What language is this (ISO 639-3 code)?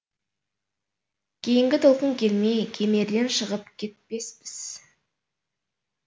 kaz